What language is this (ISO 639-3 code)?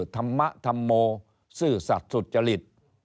tha